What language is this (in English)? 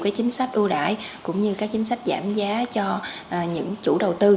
Vietnamese